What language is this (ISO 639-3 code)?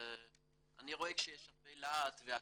heb